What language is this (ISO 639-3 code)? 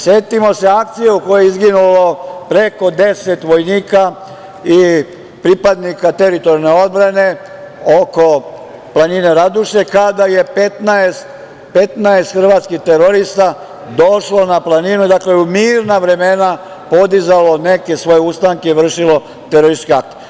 srp